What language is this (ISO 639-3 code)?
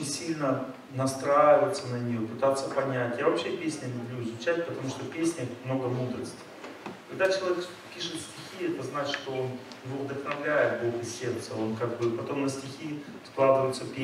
rus